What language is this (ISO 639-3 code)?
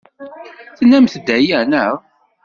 kab